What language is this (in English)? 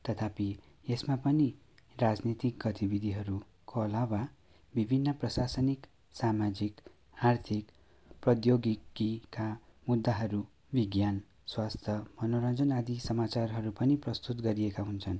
Nepali